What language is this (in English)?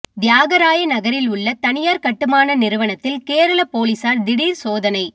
Tamil